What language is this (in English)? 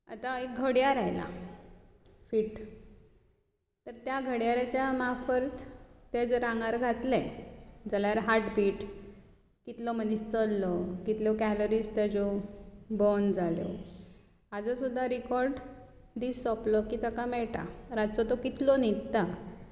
Konkani